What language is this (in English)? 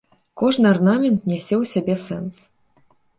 Belarusian